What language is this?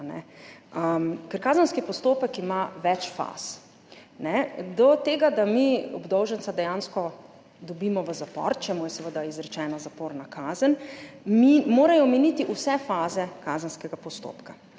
Slovenian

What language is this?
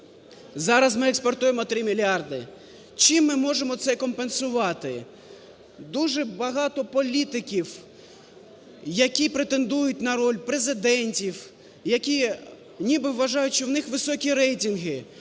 Ukrainian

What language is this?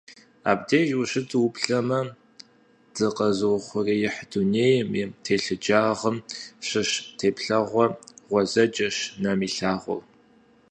Kabardian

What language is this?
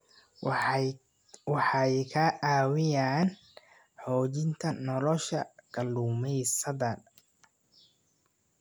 Somali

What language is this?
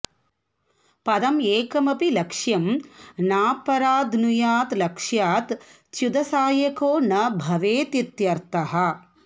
Sanskrit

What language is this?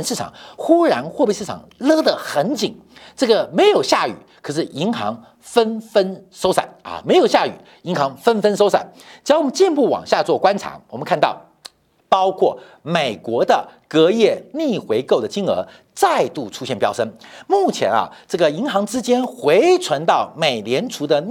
Chinese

